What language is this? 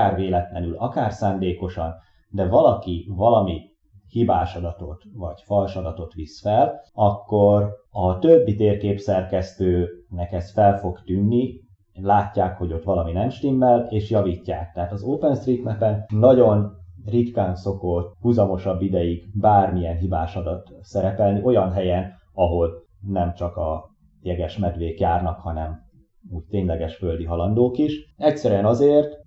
Hungarian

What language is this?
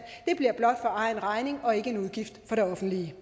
Danish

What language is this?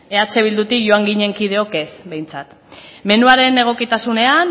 Basque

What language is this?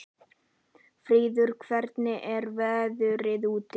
Icelandic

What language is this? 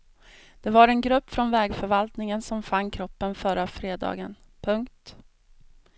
Swedish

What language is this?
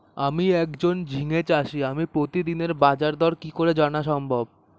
Bangla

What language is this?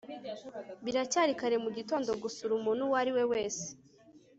Kinyarwanda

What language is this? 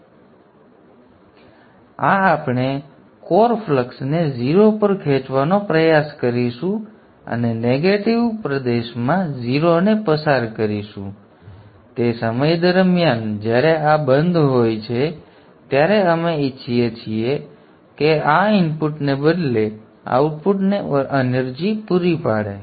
Gujarati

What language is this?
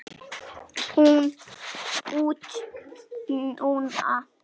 Icelandic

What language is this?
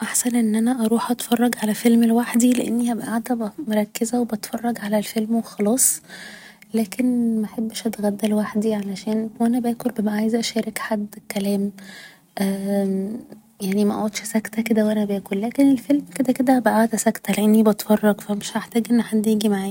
Egyptian Arabic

